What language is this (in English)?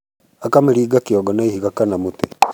Kikuyu